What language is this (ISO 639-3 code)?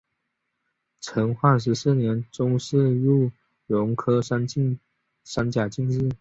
zho